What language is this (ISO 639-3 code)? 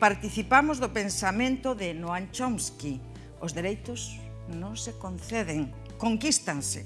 spa